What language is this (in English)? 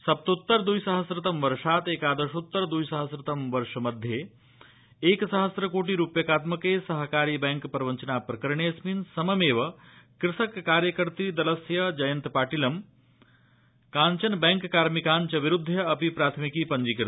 Sanskrit